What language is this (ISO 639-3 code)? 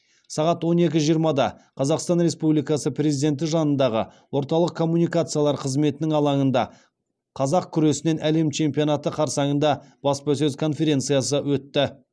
kaz